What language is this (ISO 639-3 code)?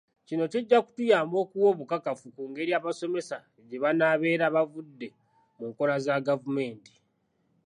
lug